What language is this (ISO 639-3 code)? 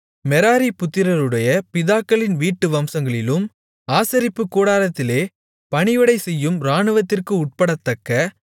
tam